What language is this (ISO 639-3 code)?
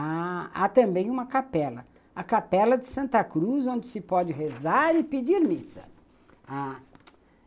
por